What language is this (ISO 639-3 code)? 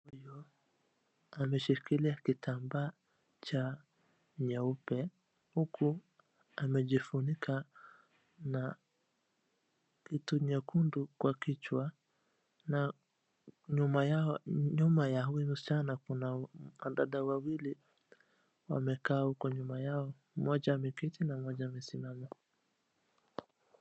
swa